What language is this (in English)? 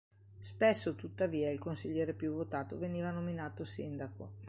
Italian